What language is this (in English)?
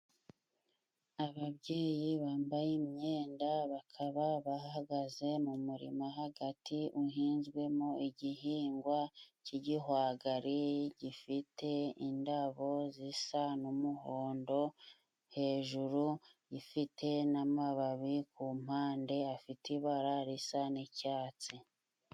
Kinyarwanda